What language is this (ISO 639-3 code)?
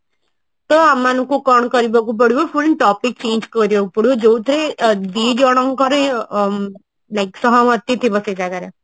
ori